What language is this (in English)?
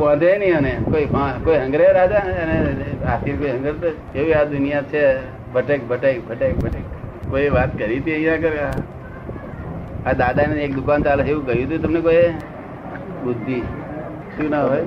Gujarati